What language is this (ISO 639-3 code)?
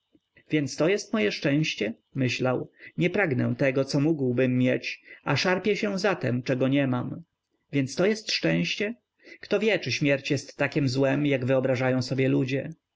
pol